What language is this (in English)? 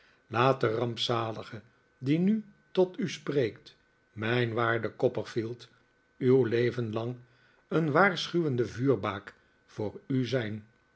Dutch